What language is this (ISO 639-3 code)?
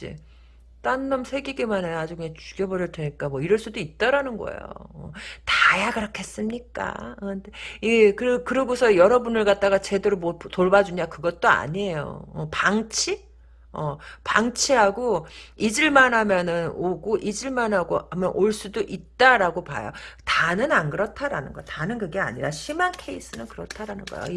kor